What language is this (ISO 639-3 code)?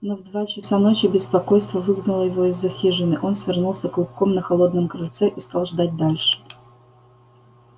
rus